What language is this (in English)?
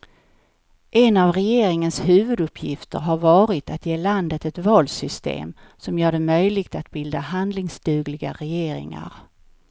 Swedish